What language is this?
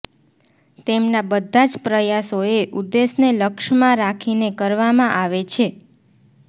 Gujarati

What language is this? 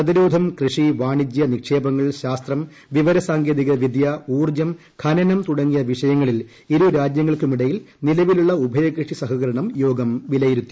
Malayalam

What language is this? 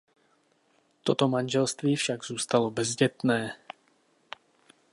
Czech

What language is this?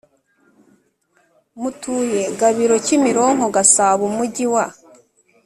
Kinyarwanda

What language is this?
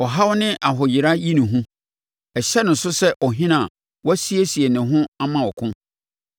Akan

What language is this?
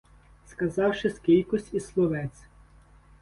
Ukrainian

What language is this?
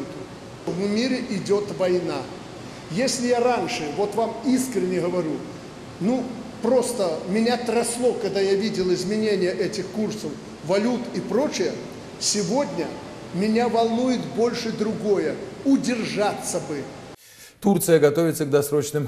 Russian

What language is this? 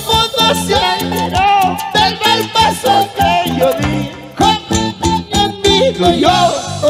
Spanish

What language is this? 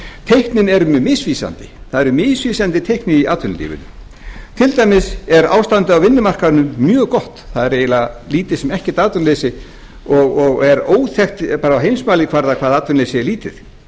Icelandic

